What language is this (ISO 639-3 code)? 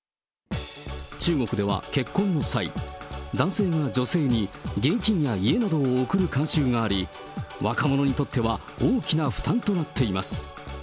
jpn